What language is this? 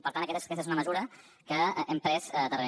Catalan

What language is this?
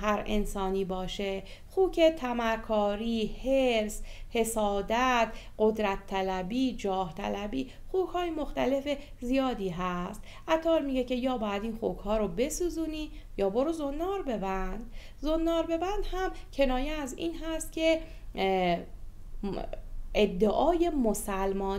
Persian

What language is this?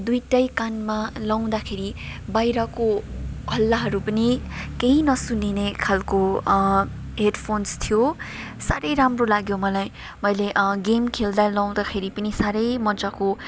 Nepali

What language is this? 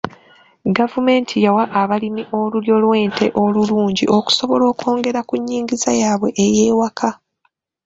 Ganda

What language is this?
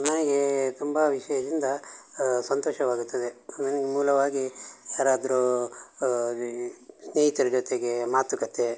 Kannada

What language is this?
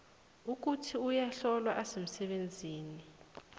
South Ndebele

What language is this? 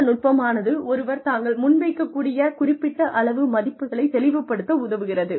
Tamil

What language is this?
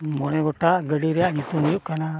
Santali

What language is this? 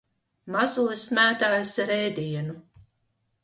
Latvian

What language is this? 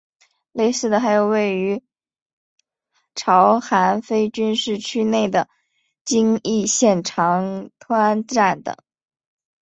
Chinese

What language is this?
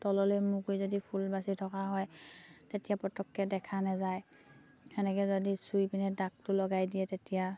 Assamese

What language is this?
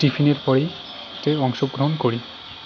Bangla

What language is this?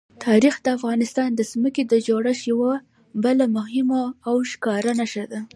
Pashto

